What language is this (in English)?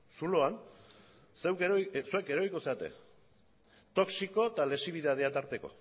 Basque